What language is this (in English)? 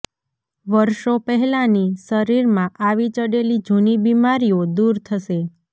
Gujarati